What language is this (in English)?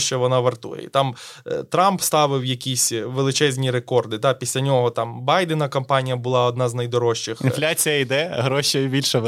Ukrainian